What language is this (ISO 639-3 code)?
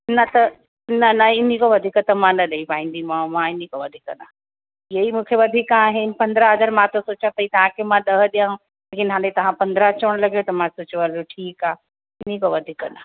snd